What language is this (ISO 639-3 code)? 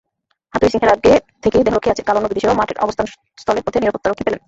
ben